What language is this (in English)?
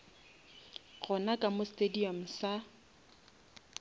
Northern Sotho